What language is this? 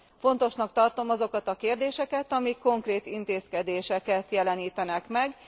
Hungarian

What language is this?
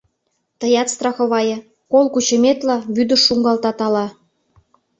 Mari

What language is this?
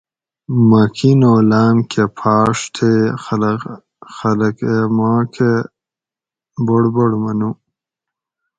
Gawri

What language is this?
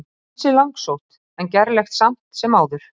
Icelandic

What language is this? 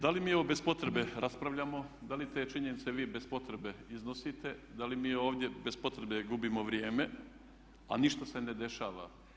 Croatian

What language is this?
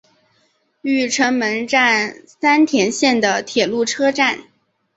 Chinese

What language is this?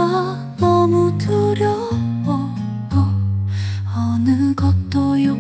Korean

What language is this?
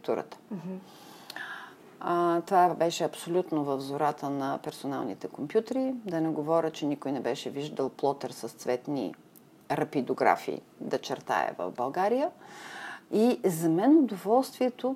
Bulgarian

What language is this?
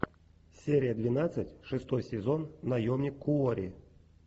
Russian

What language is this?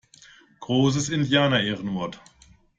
German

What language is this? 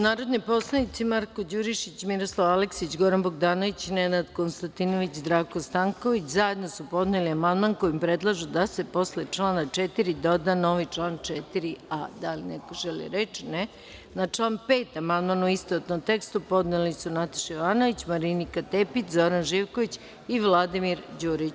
Serbian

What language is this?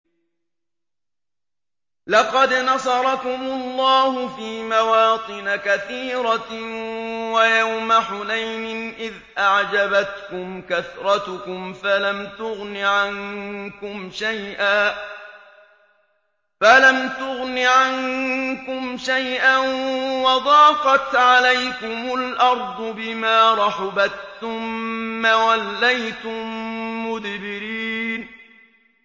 Arabic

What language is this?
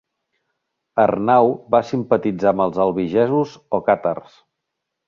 Catalan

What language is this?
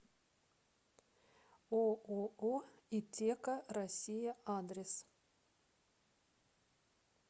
Russian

